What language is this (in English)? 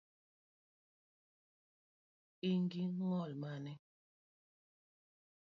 Luo (Kenya and Tanzania)